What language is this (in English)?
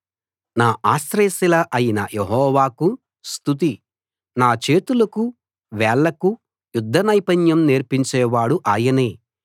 Telugu